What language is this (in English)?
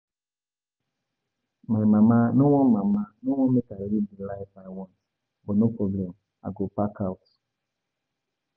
Nigerian Pidgin